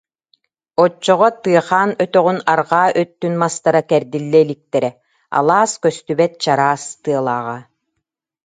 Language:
Yakut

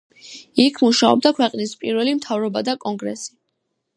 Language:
Georgian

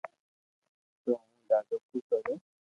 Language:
Loarki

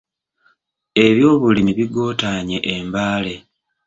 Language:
Ganda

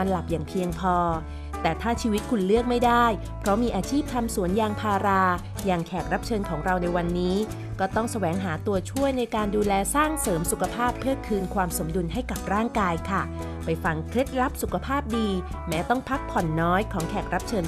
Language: Thai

